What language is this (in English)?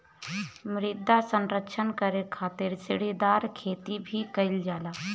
Bhojpuri